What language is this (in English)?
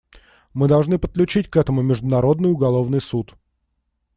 Russian